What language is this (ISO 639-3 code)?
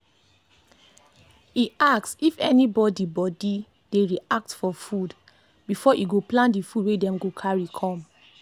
pcm